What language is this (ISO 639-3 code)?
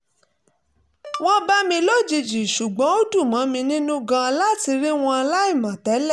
yor